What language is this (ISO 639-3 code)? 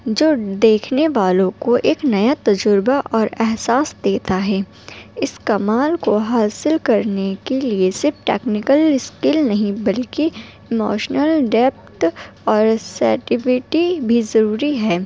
urd